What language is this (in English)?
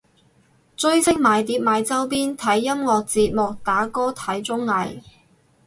Cantonese